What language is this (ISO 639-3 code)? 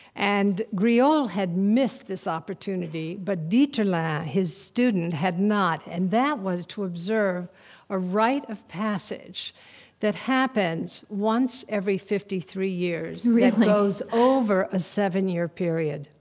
eng